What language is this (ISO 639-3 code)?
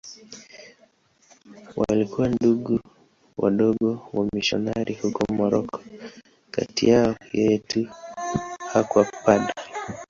swa